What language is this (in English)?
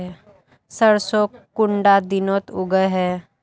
Magahi